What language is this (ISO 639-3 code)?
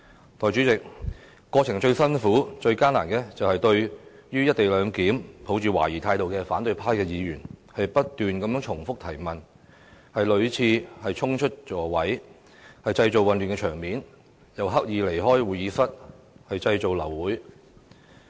yue